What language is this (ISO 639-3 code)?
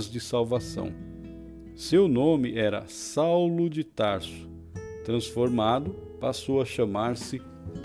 por